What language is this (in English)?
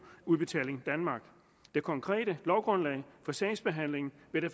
Danish